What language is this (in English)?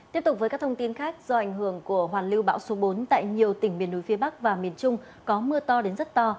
Vietnamese